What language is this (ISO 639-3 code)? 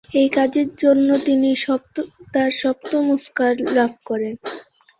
ben